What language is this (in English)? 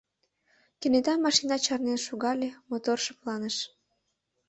Mari